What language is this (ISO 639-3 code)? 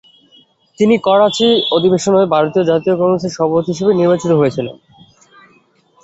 ben